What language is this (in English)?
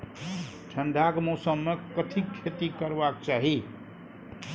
Maithili